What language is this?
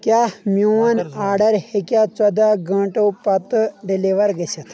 Kashmiri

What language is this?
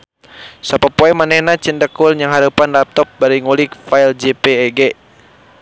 Sundanese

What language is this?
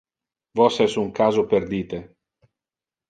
Interlingua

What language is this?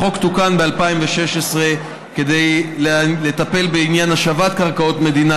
Hebrew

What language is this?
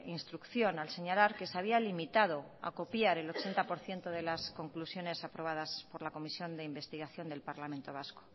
Spanish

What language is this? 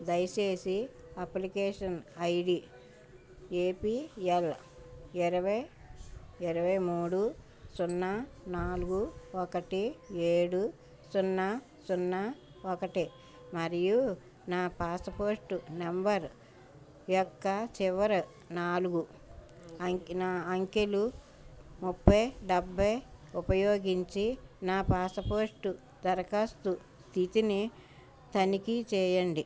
Telugu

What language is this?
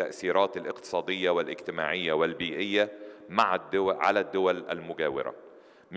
Arabic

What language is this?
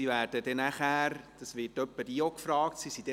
Swiss German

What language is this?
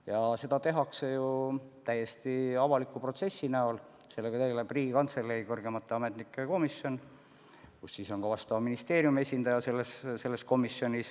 Estonian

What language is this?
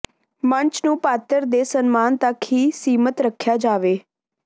Punjabi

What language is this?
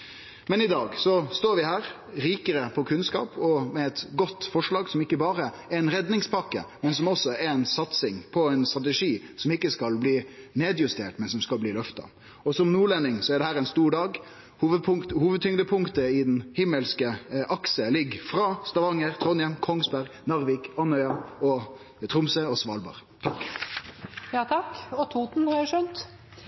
Norwegian Nynorsk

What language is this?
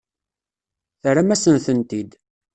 Kabyle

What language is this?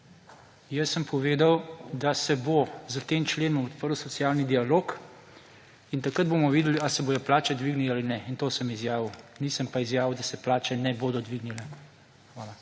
Slovenian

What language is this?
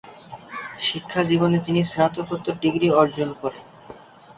Bangla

